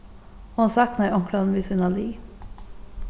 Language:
Faroese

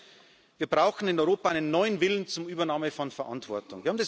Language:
German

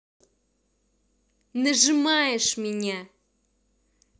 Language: Russian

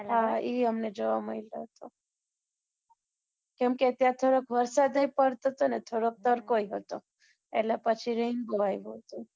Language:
Gujarati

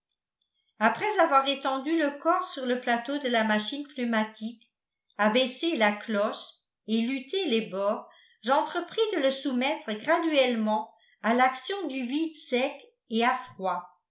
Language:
French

